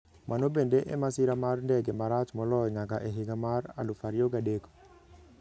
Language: Luo (Kenya and Tanzania)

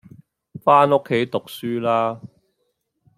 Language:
Cantonese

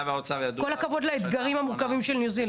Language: Hebrew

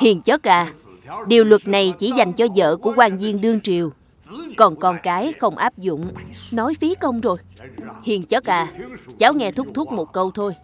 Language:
Vietnamese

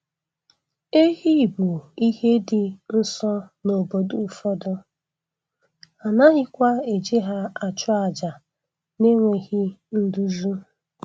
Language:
Igbo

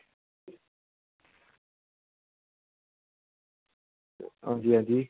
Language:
Dogri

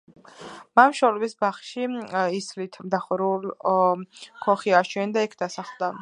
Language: Georgian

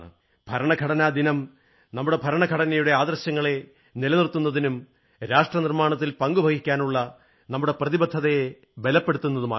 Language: Malayalam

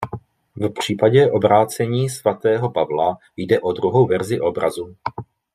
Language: Czech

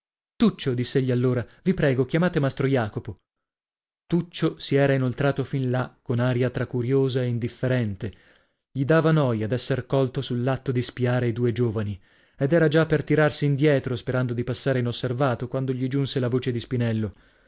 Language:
Italian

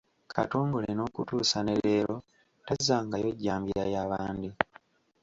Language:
Ganda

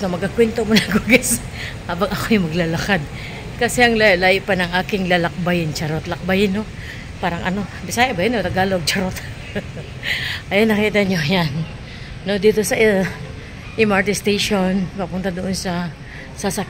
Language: Filipino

